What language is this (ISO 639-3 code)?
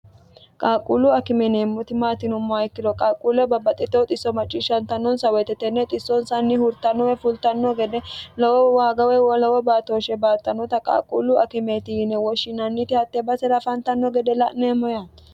sid